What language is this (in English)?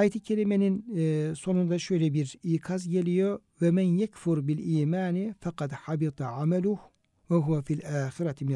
Turkish